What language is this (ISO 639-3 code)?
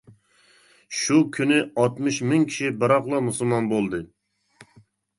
uig